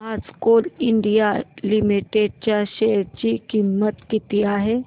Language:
Marathi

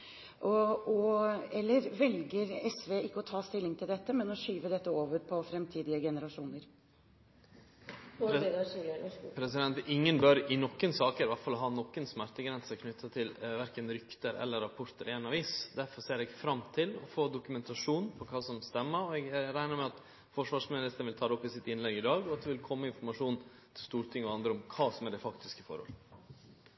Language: Norwegian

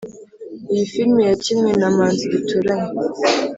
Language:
Kinyarwanda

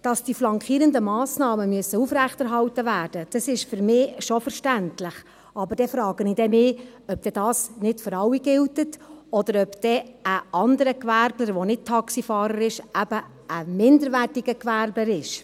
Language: Swiss German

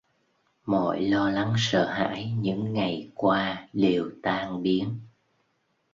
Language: Vietnamese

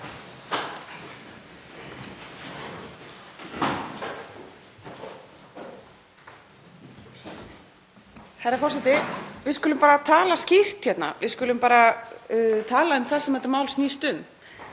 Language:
Icelandic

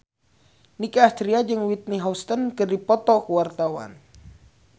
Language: Sundanese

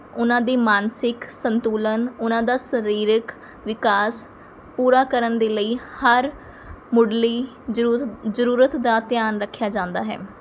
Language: Punjabi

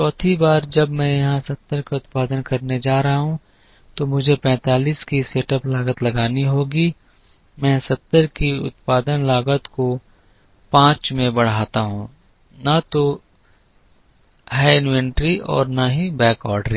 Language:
Hindi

